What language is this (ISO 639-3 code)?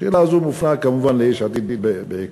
heb